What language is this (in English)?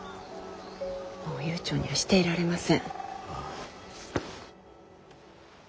Japanese